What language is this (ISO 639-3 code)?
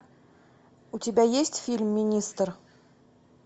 rus